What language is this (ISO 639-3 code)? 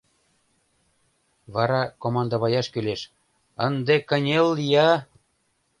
chm